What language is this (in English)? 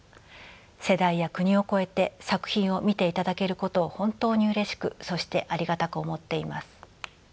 Japanese